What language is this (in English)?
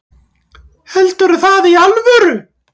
Icelandic